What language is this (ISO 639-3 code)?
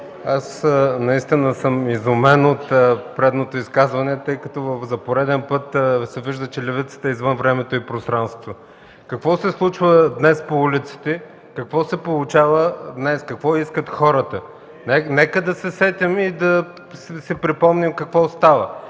bul